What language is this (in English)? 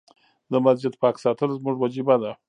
Pashto